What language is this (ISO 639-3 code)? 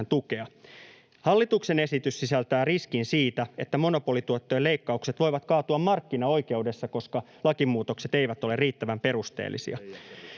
fin